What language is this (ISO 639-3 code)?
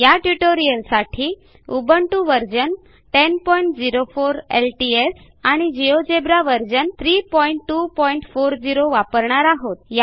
mar